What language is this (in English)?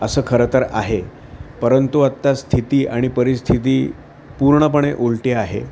Marathi